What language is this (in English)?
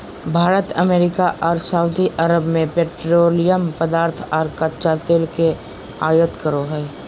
Magahi